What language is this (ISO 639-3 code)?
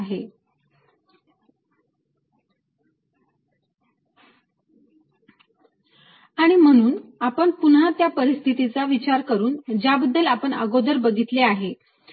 mar